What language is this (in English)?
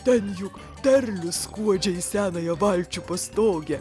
Lithuanian